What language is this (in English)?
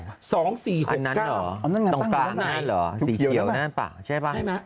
Thai